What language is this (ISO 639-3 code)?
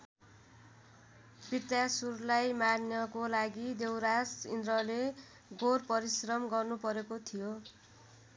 nep